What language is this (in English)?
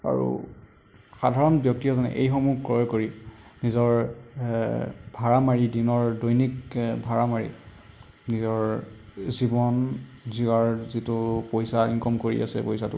Assamese